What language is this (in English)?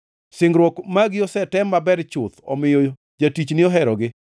Luo (Kenya and Tanzania)